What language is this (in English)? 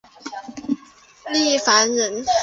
Chinese